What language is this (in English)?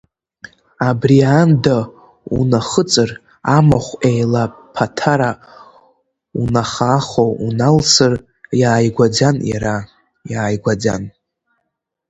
Abkhazian